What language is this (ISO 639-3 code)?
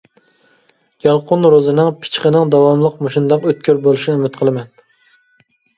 uig